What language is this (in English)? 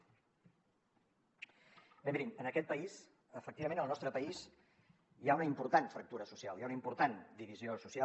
Catalan